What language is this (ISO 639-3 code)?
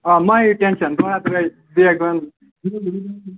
kas